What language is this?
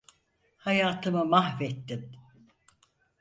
Turkish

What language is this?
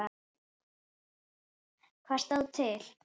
Icelandic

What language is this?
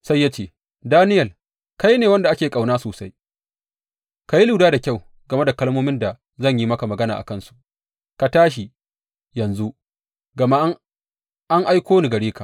Hausa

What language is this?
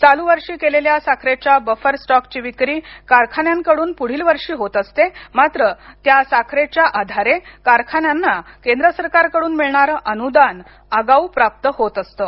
Marathi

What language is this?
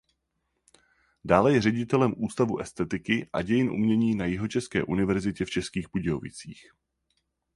Czech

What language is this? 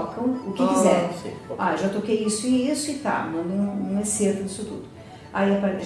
Portuguese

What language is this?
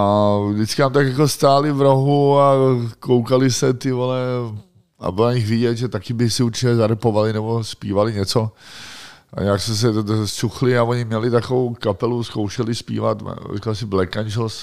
Czech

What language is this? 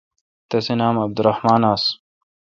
Kalkoti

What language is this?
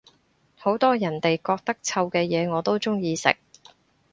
Cantonese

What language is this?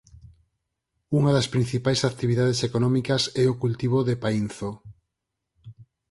Galician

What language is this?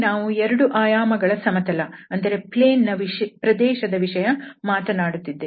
Kannada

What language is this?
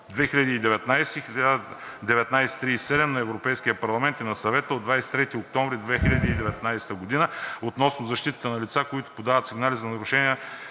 Bulgarian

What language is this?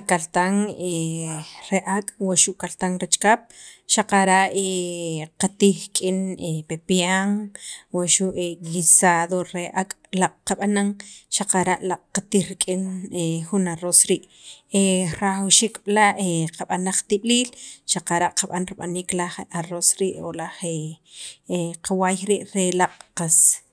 Sacapulteco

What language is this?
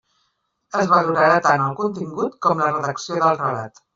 Catalan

